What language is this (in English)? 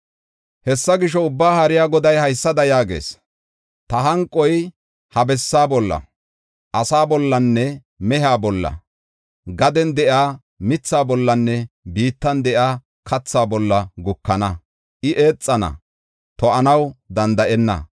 Gofa